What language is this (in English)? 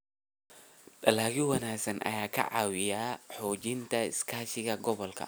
Somali